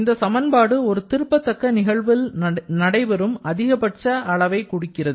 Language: Tamil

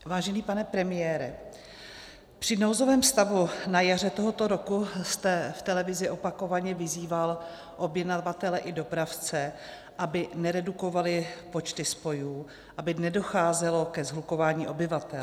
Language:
Czech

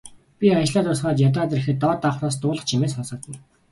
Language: Mongolian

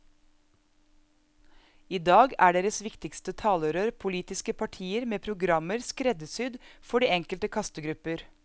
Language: Norwegian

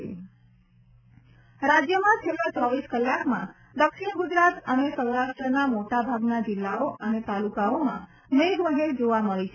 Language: Gujarati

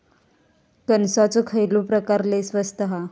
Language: Marathi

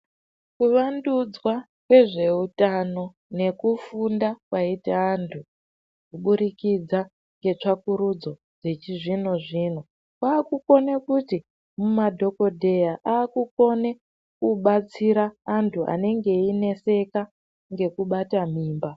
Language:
Ndau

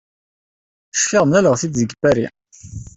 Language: Kabyle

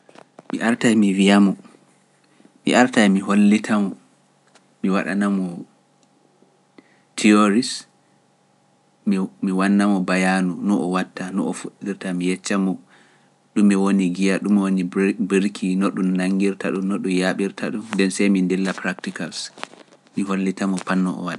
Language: Pular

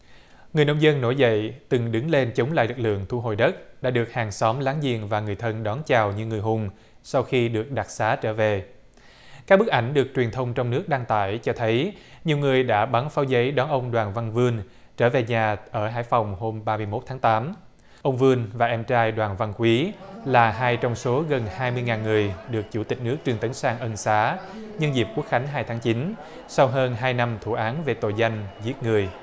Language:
Vietnamese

